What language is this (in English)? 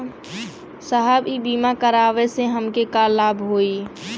Bhojpuri